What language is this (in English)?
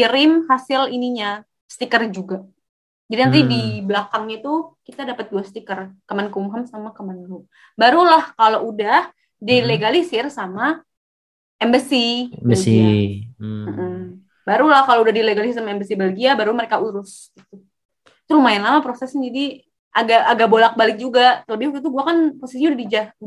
Indonesian